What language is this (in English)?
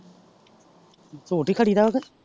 Punjabi